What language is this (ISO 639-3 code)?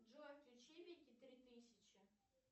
rus